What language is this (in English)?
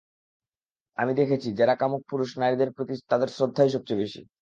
Bangla